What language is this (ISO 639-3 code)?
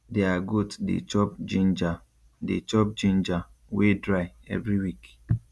pcm